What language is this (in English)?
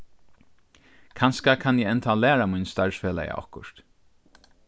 Faroese